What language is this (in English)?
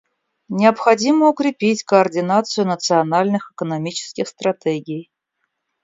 Russian